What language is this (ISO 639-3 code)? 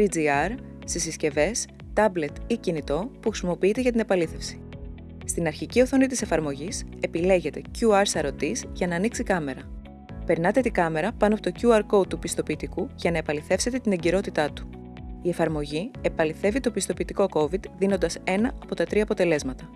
ell